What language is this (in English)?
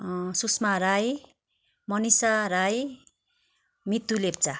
Nepali